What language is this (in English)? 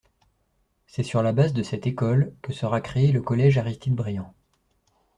French